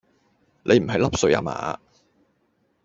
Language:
Cantonese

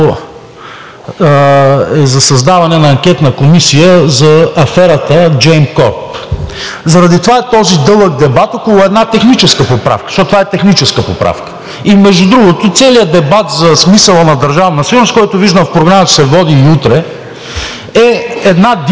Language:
Bulgarian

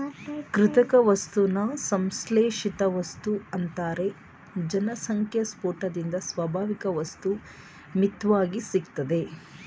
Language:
Kannada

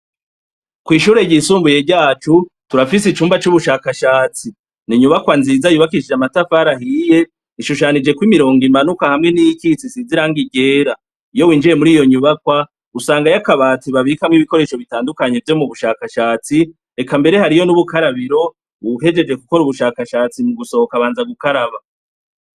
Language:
Rundi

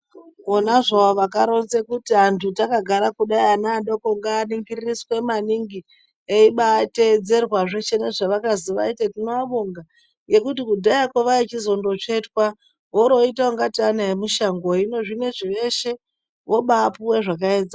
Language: Ndau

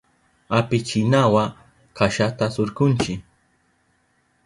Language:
Southern Pastaza Quechua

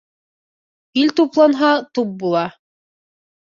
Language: Bashkir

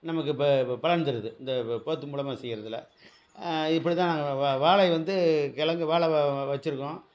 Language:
Tamil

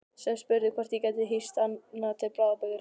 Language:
Icelandic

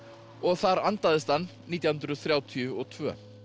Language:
Icelandic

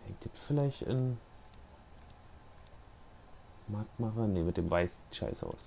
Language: German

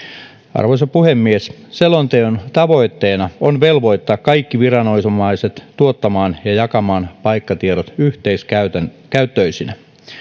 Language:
Finnish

